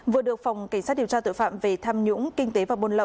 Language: Vietnamese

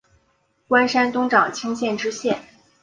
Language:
Chinese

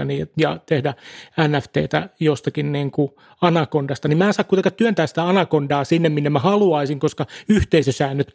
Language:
Finnish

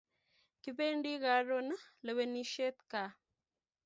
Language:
Kalenjin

